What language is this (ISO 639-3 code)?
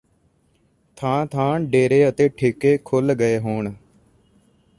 pan